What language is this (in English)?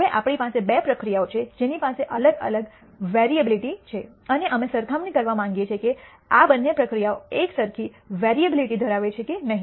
Gujarati